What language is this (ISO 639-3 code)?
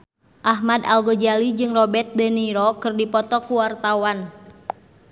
sun